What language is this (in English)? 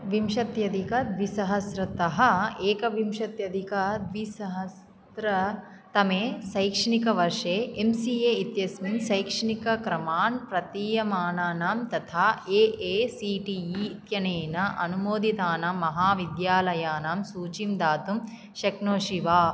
Sanskrit